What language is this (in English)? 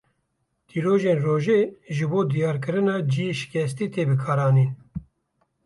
Kurdish